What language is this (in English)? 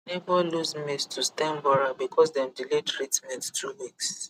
Nigerian Pidgin